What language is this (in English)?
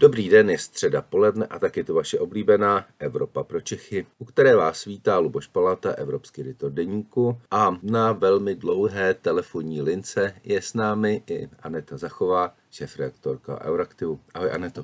Czech